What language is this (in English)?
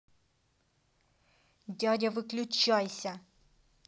Russian